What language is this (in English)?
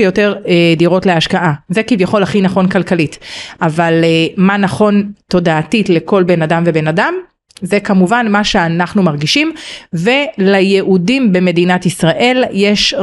Hebrew